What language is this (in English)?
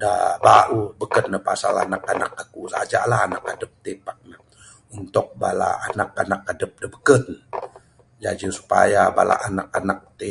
Bukar-Sadung Bidayuh